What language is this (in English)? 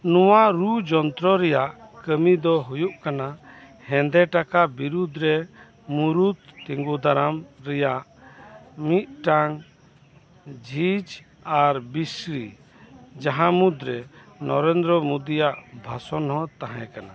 Santali